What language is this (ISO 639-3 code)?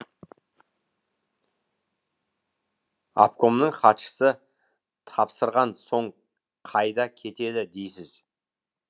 kaz